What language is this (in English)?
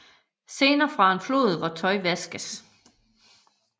Danish